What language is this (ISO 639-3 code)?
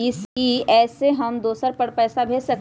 mag